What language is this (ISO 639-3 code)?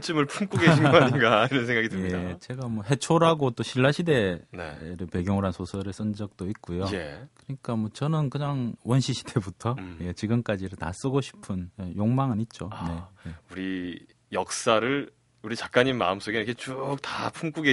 kor